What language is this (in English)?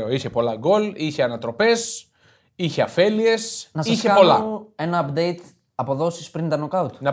Greek